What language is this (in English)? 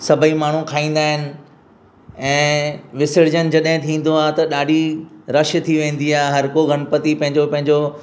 Sindhi